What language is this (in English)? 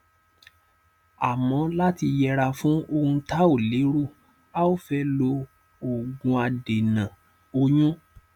Yoruba